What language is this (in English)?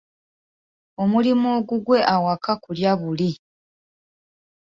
Ganda